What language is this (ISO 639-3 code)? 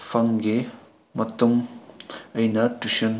mni